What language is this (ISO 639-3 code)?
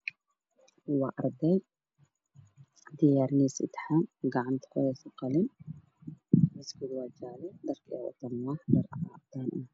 som